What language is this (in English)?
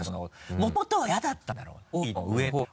Japanese